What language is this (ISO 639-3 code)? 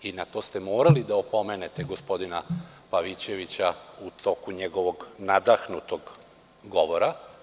srp